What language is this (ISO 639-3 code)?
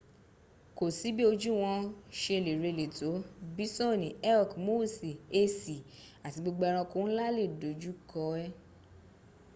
yor